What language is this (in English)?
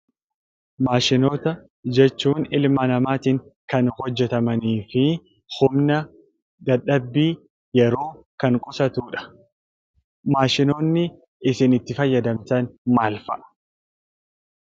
Oromo